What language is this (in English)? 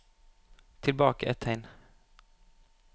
Norwegian